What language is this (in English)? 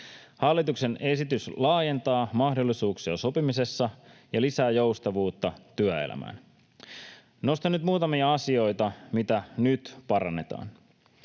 Finnish